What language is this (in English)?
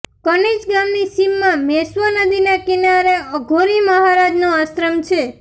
Gujarati